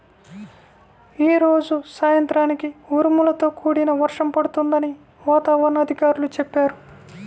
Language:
Telugu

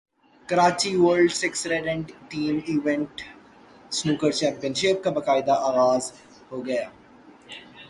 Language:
Urdu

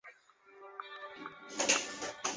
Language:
Chinese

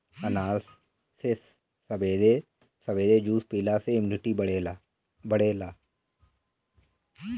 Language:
Bhojpuri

